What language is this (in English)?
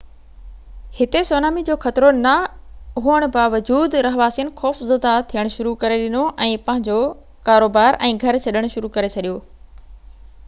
Sindhi